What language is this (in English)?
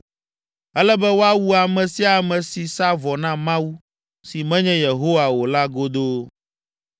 Ewe